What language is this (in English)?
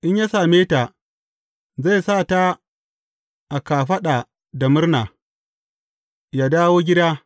Hausa